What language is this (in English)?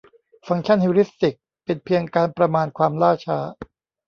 Thai